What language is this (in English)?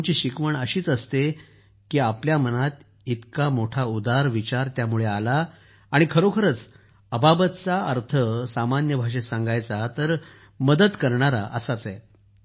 Marathi